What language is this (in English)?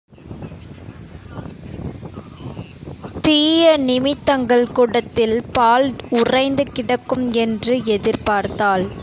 Tamil